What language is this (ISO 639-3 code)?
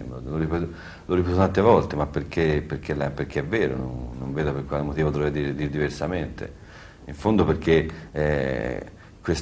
ita